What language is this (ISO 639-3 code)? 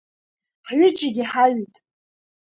abk